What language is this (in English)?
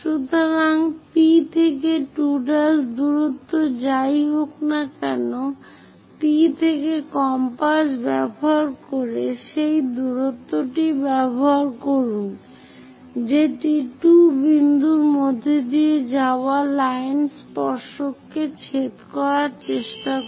Bangla